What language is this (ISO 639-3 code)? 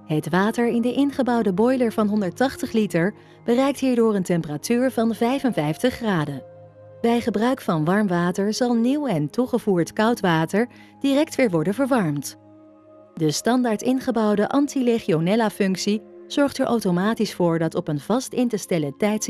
nld